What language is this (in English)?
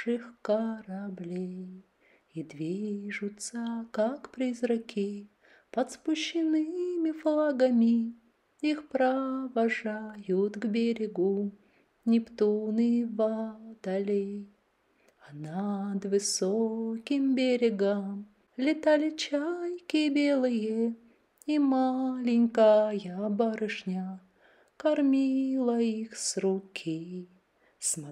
Russian